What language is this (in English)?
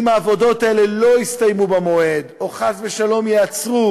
Hebrew